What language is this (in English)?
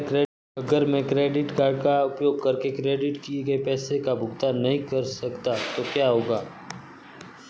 Hindi